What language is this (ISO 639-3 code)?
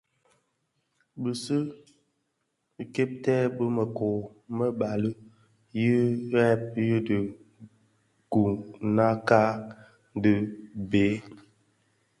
ksf